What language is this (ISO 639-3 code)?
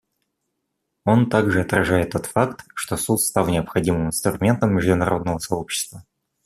rus